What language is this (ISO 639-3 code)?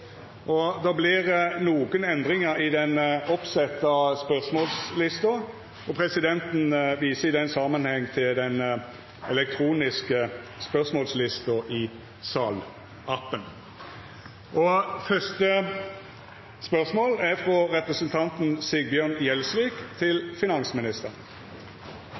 nno